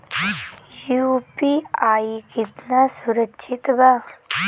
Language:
Bhojpuri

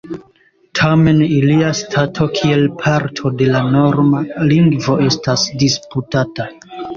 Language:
Esperanto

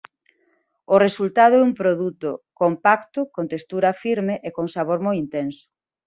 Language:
Galician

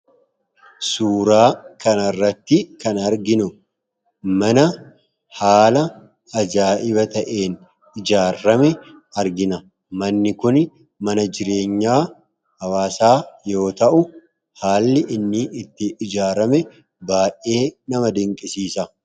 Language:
Oromo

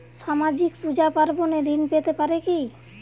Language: Bangla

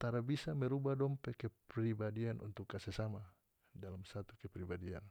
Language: North Moluccan Malay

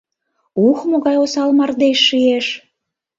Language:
Mari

